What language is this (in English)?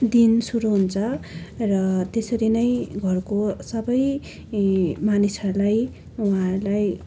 Nepali